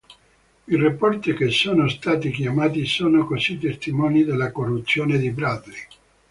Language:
Italian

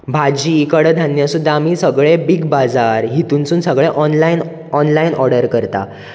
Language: Konkani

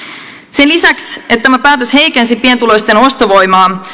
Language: Finnish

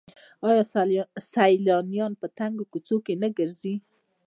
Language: Pashto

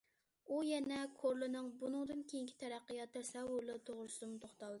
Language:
Uyghur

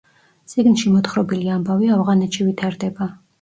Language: Georgian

